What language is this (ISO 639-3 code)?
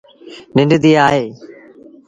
sbn